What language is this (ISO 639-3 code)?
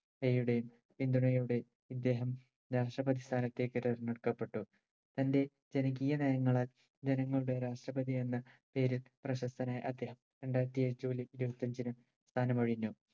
mal